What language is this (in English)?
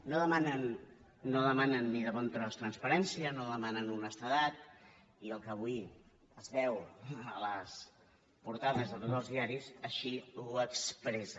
Catalan